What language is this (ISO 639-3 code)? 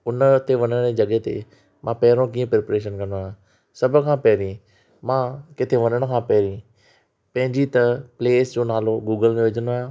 snd